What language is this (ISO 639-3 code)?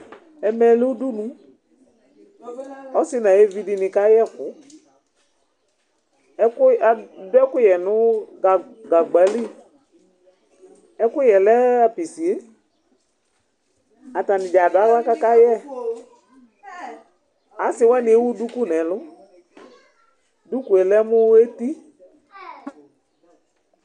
kpo